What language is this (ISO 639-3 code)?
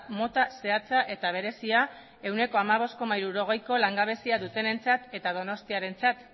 eus